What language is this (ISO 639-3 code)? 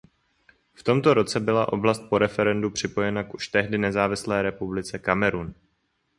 ces